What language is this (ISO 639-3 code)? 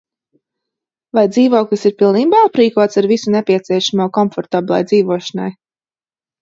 lav